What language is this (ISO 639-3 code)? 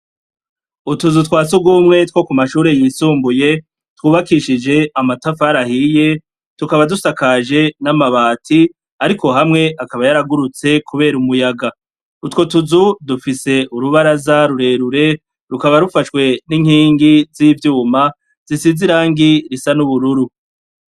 run